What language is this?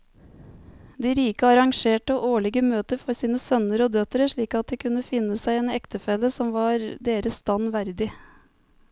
Norwegian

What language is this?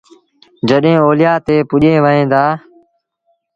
Sindhi Bhil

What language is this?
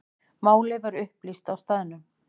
Icelandic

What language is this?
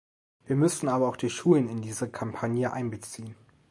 German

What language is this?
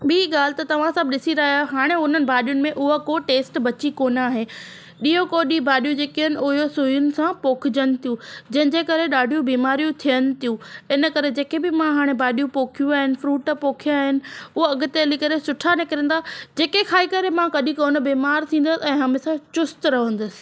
Sindhi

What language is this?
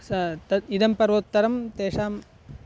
Sanskrit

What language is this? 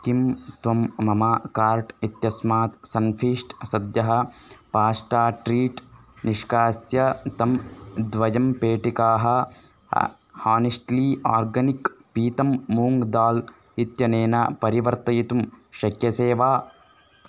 Sanskrit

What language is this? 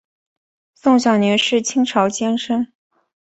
Chinese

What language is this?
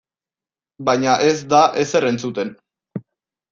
Basque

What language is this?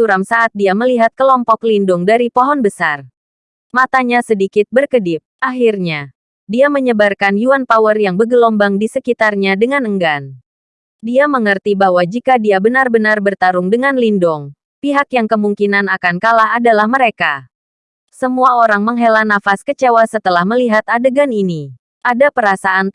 Indonesian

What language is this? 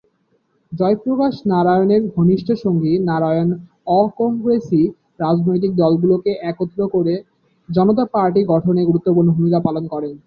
Bangla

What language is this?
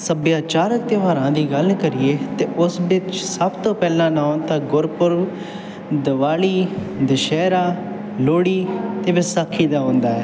Punjabi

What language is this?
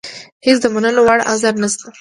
Pashto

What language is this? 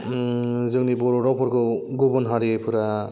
Bodo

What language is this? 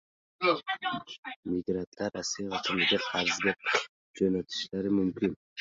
Uzbek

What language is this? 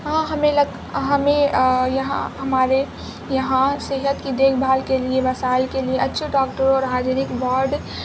Urdu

